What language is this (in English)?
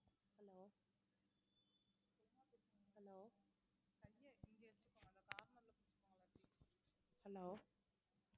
Tamil